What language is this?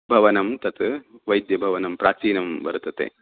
Sanskrit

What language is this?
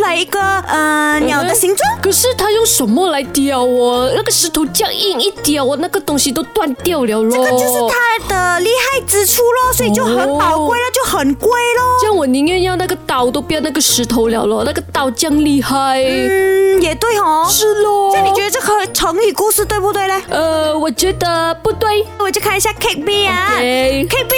Chinese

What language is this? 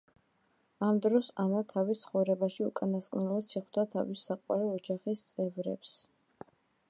Georgian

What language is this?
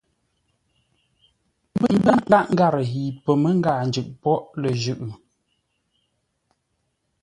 Ngombale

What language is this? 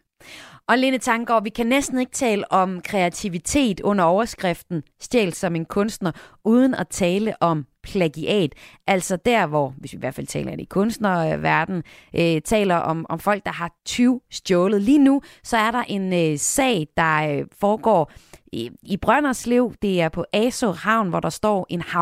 Danish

